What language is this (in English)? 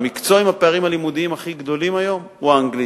Hebrew